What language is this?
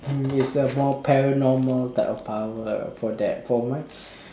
English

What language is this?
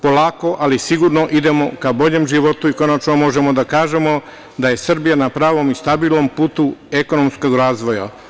Serbian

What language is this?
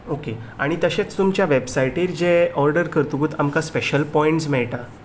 Konkani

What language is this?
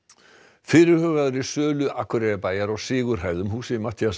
Icelandic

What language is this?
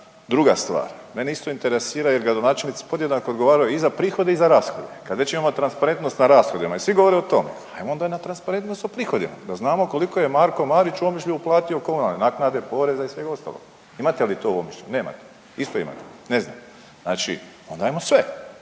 Croatian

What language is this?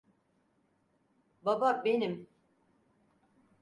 Turkish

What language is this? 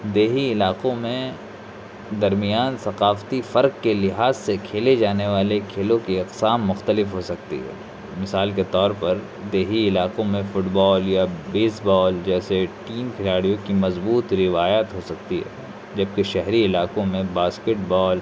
Urdu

